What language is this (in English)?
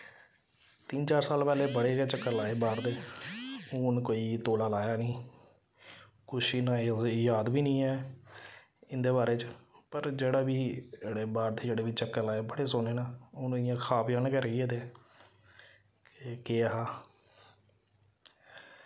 Dogri